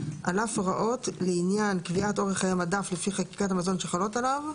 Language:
Hebrew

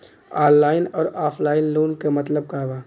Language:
Bhojpuri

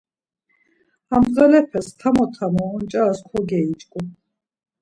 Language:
Laz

